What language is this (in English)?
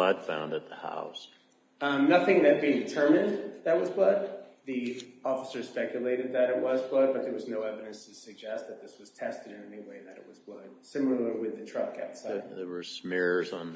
English